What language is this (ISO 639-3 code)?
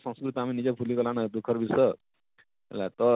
ori